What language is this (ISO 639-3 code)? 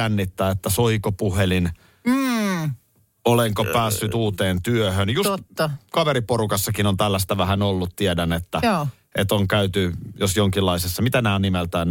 fin